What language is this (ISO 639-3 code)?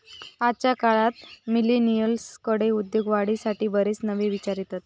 mar